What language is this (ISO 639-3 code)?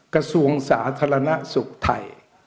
tha